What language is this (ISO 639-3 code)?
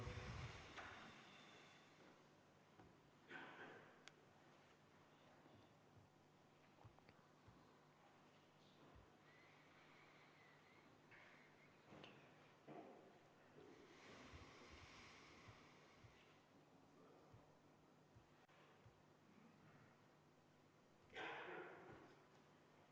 est